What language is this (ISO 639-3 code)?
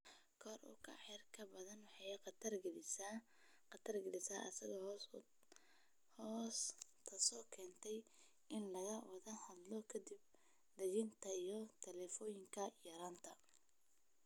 som